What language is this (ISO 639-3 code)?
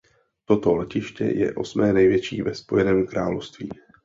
ces